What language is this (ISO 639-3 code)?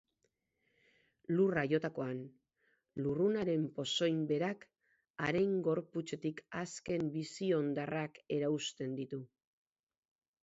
eus